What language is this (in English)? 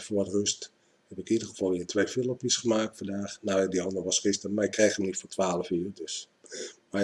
Dutch